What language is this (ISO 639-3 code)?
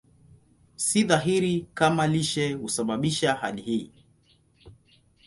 swa